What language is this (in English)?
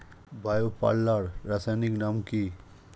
Bangla